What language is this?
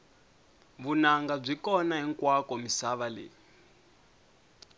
Tsonga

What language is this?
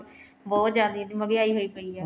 Punjabi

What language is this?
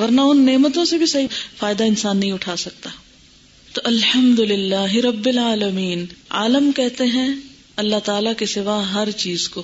Urdu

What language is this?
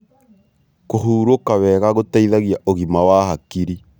Kikuyu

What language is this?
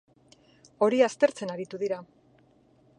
Basque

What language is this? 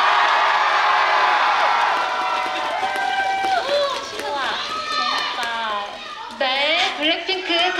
Korean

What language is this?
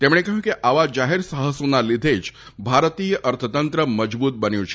Gujarati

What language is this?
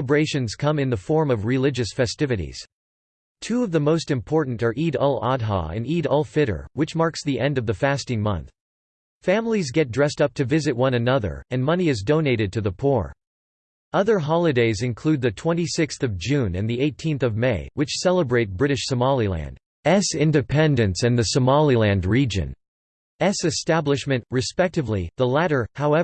English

